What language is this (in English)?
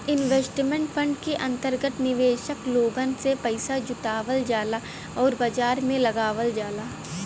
Bhojpuri